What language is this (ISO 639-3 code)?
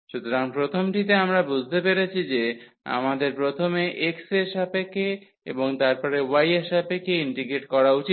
ben